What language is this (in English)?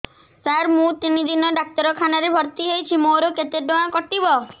Odia